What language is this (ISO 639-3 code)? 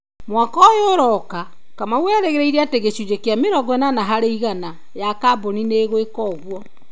kik